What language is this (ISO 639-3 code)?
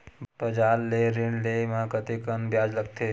hne